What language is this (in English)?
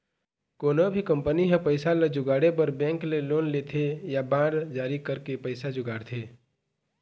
Chhattisgarhi